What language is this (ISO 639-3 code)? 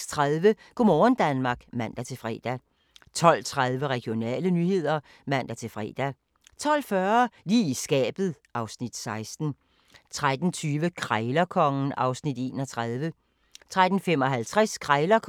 dan